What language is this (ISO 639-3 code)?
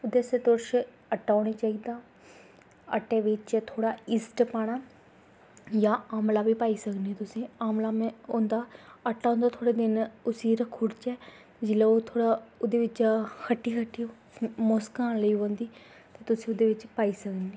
doi